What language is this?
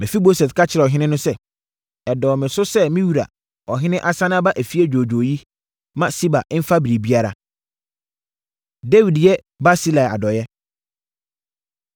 Akan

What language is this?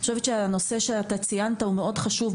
Hebrew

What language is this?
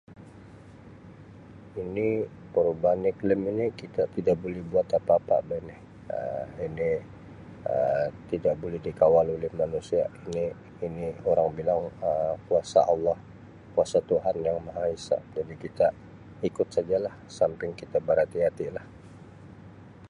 Sabah Malay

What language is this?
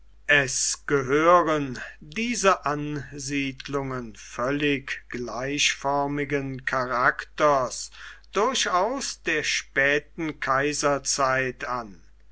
German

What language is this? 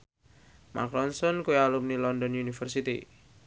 Javanese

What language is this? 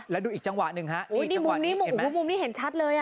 Thai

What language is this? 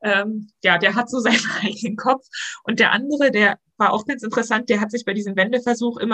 German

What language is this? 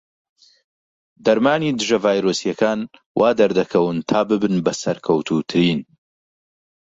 Central Kurdish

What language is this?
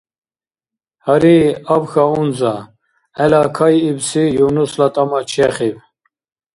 Dargwa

